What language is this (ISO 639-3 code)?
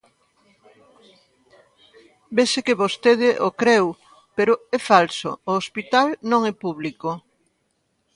glg